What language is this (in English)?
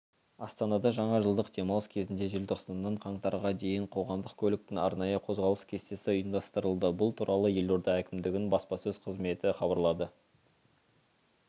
Kazakh